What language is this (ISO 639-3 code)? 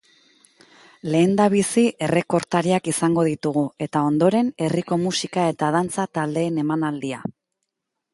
eus